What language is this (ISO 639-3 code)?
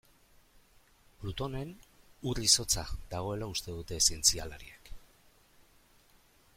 eus